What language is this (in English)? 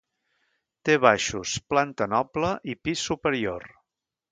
Catalan